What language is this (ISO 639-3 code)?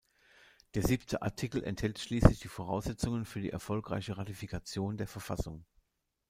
deu